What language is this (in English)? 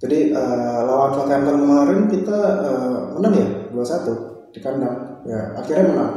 Indonesian